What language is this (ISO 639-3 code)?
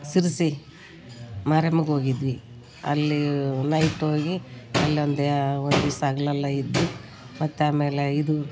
kan